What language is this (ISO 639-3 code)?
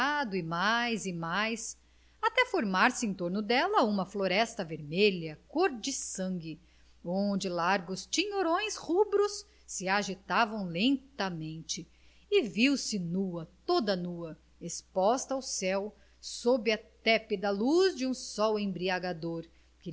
por